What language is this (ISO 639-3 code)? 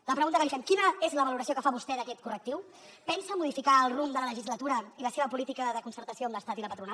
cat